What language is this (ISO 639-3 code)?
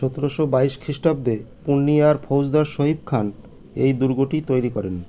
ben